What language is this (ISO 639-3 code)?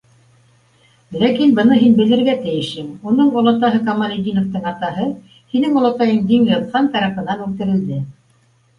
bak